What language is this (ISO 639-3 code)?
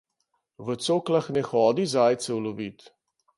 slv